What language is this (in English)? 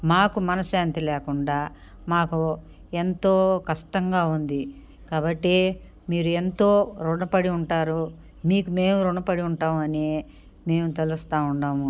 Telugu